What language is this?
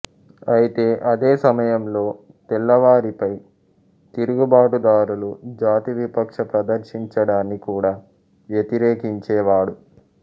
Telugu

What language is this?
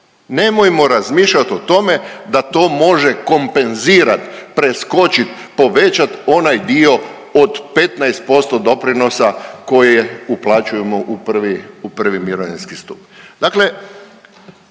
Croatian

